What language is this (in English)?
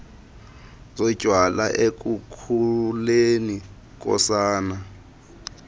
Xhosa